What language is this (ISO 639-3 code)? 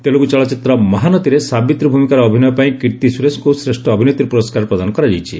ori